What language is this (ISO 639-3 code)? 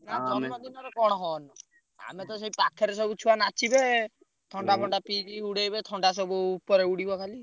ori